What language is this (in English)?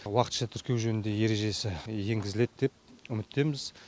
Kazakh